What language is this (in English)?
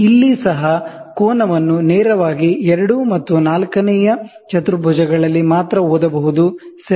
Kannada